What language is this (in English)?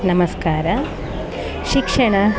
Kannada